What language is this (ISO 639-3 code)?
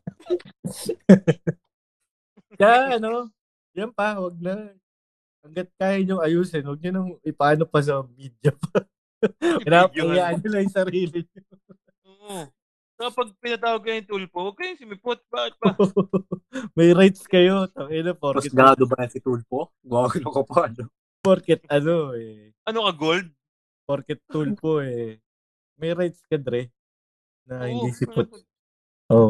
fil